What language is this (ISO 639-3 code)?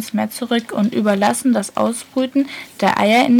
deu